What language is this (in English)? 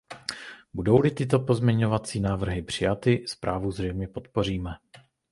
Czech